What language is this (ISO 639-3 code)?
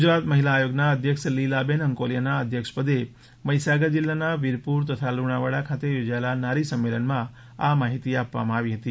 guj